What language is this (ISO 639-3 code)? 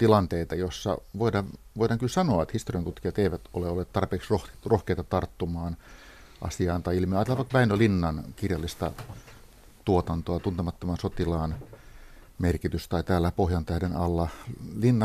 fin